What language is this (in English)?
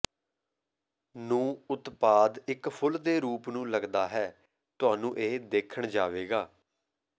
Punjabi